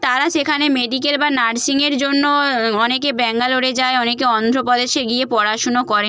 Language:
Bangla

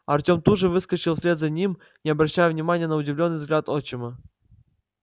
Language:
Russian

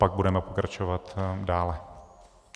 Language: Czech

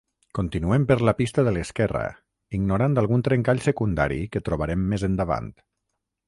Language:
Catalan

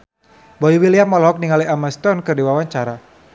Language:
Sundanese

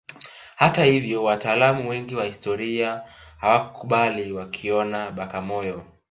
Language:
Swahili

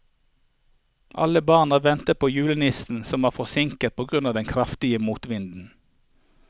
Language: Norwegian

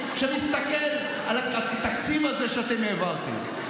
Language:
Hebrew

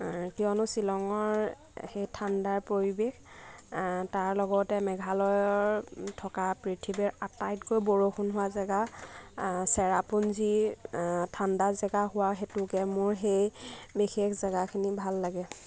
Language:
Assamese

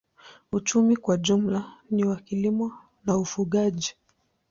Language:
Swahili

